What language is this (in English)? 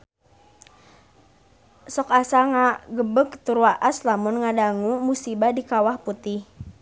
Sundanese